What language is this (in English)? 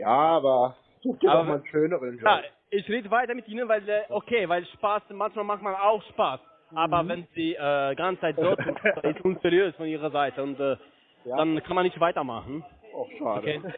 German